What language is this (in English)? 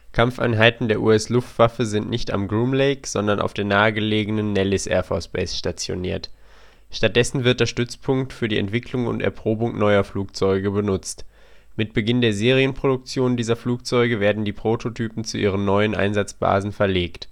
German